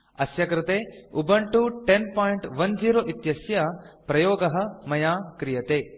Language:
Sanskrit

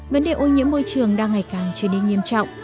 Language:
Vietnamese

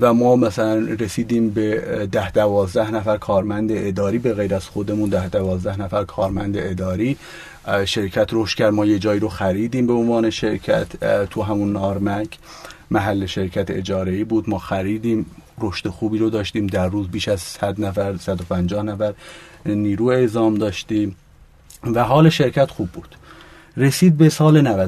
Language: Persian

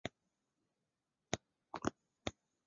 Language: Chinese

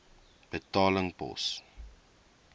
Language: Afrikaans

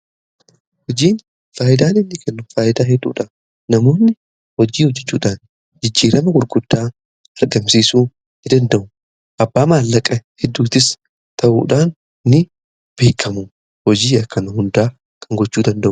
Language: Oromo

